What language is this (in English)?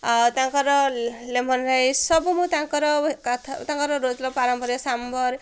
Odia